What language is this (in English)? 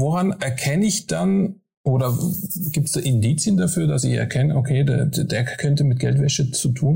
German